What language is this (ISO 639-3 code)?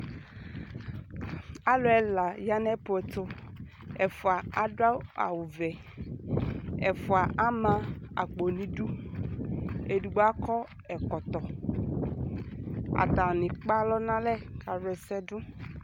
kpo